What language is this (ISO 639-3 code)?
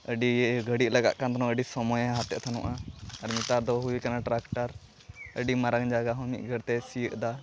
sat